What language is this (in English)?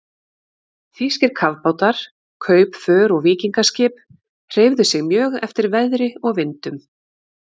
Icelandic